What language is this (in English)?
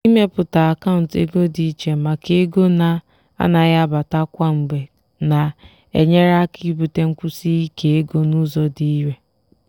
Igbo